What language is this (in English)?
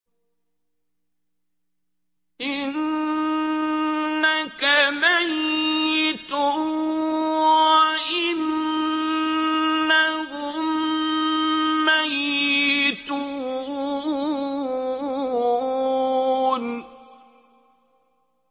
Arabic